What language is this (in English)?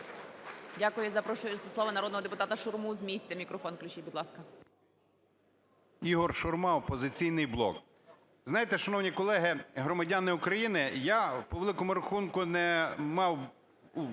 Ukrainian